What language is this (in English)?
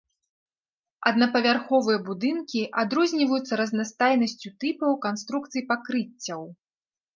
Belarusian